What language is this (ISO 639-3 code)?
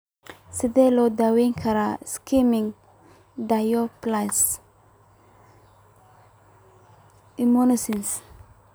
som